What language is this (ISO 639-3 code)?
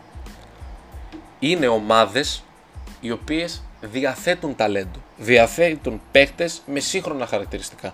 ell